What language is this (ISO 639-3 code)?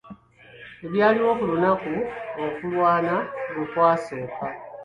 lug